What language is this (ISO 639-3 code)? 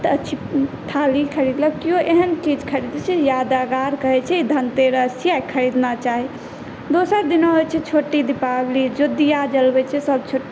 mai